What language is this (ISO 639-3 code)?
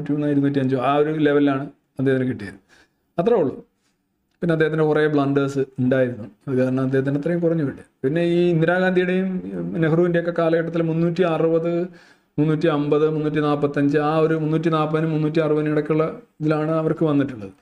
mal